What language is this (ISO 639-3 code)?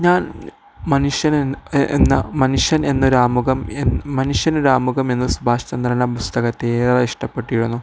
mal